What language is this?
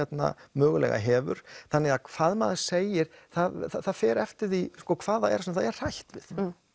Icelandic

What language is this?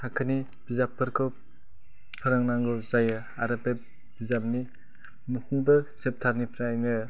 Bodo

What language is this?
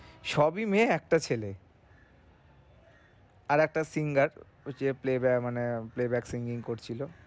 Bangla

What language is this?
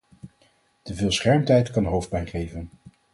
Dutch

